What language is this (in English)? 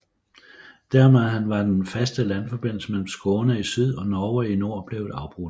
Danish